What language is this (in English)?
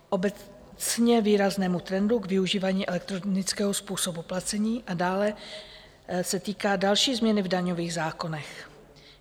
Czech